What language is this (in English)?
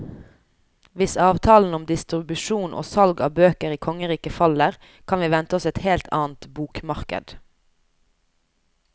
Norwegian